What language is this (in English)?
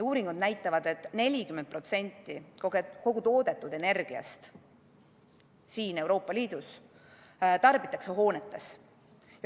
Estonian